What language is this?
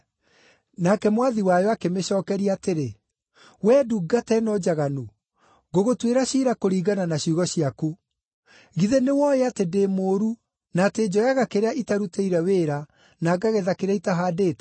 Kikuyu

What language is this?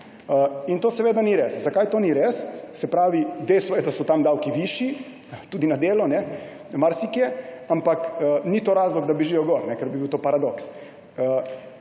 Slovenian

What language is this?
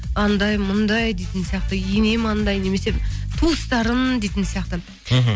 Kazakh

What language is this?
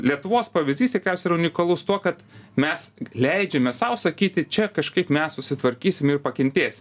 Lithuanian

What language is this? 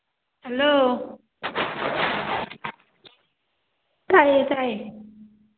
Manipuri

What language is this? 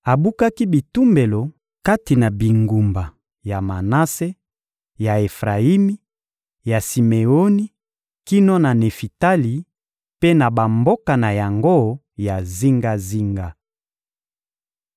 Lingala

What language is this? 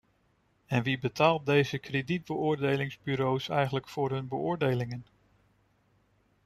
Dutch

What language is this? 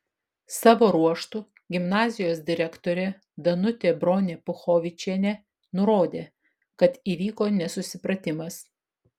Lithuanian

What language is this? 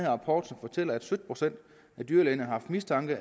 Danish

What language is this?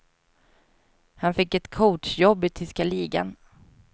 Swedish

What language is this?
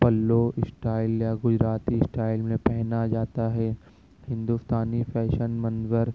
Urdu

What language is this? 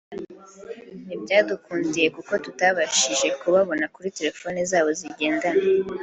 Kinyarwanda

